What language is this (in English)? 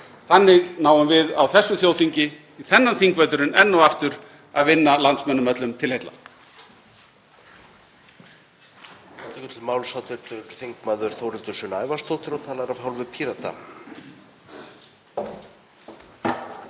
Icelandic